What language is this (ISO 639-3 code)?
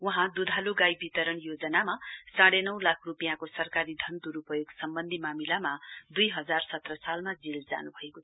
nep